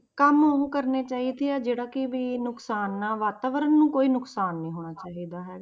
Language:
Punjabi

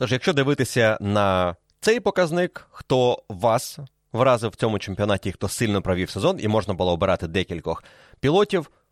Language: Ukrainian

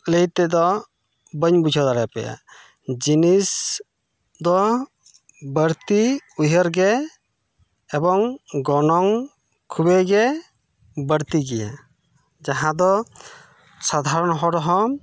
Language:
Santali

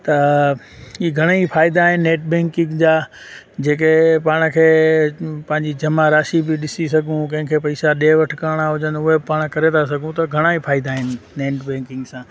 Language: Sindhi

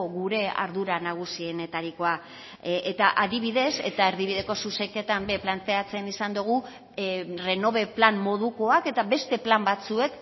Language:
Basque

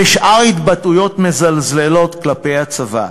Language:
Hebrew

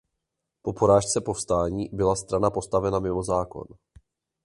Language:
Czech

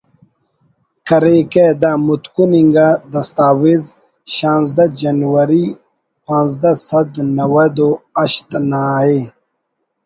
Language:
Brahui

